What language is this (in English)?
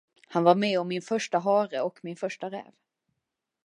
Swedish